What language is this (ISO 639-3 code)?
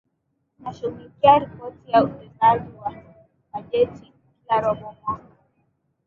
swa